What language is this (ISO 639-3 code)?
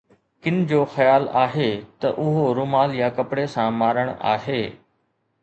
snd